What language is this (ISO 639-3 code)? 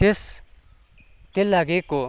nep